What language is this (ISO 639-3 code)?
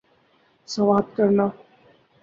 urd